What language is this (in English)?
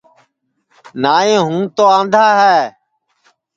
Sansi